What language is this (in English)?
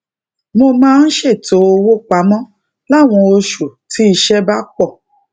Yoruba